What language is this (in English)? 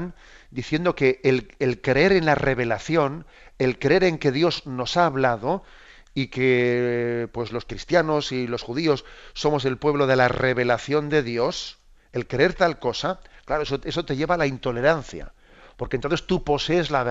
Spanish